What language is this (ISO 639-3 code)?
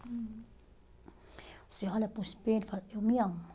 por